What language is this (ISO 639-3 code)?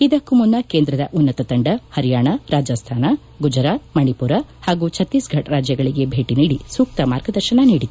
kan